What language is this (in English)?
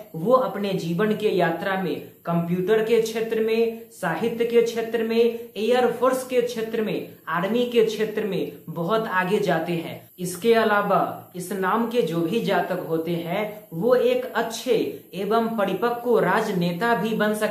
Hindi